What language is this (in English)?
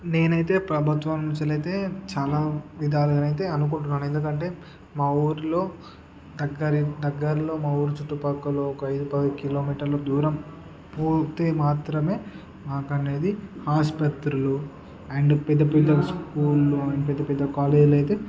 Telugu